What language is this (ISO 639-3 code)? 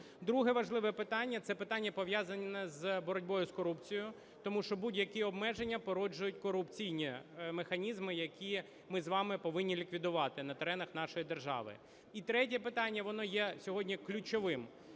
ukr